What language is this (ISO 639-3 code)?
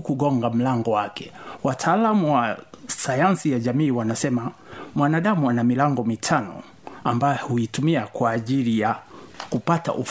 swa